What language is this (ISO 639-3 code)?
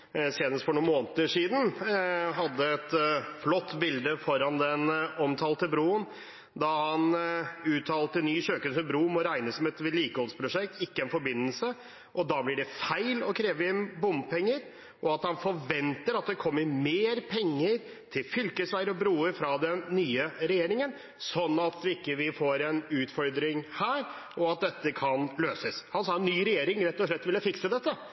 nob